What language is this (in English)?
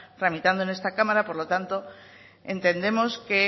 Spanish